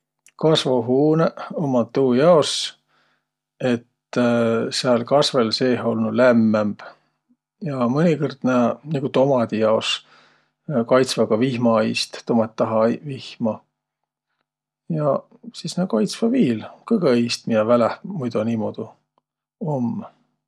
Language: Võro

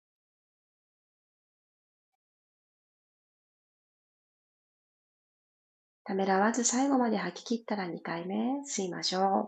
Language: Japanese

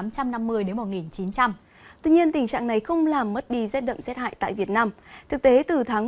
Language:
Vietnamese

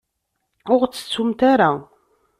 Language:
Kabyle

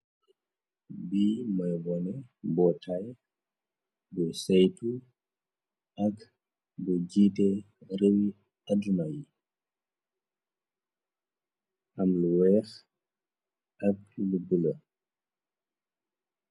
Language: Wolof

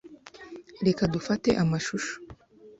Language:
Kinyarwanda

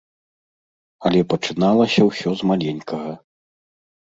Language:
Belarusian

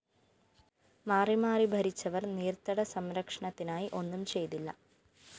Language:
Malayalam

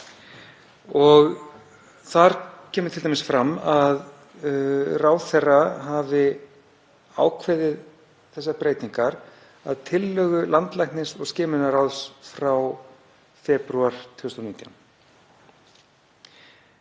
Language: Icelandic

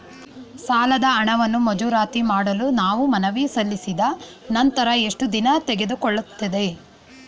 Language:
Kannada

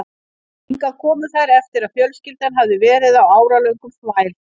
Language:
Icelandic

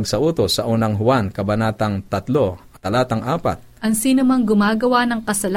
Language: Filipino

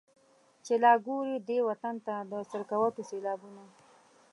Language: Pashto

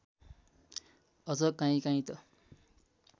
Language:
Nepali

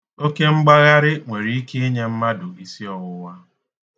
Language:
Igbo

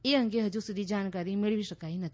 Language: Gujarati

